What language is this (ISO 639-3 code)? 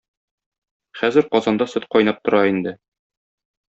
tat